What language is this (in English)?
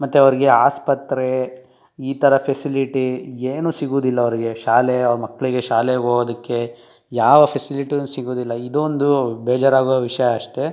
Kannada